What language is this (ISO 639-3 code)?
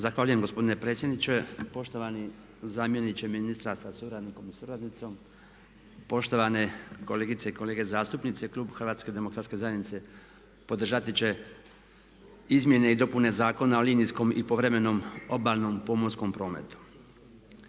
hrv